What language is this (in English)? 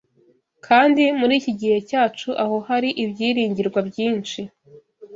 Kinyarwanda